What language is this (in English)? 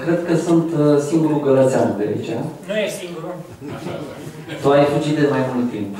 Romanian